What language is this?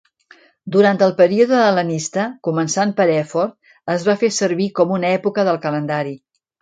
Catalan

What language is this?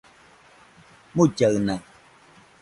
Nüpode Huitoto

